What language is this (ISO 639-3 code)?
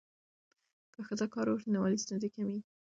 pus